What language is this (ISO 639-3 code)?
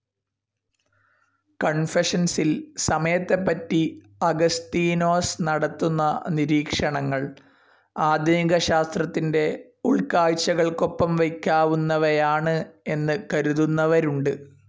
mal